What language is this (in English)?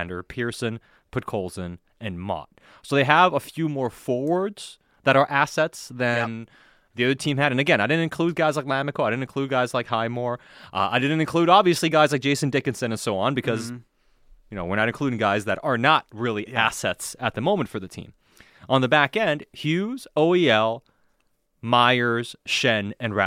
English